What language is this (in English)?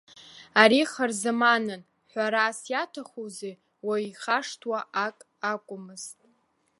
Abkhazian